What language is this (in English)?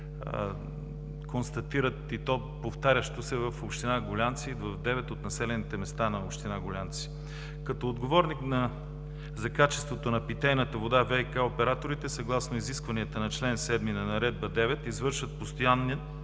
Bulgarian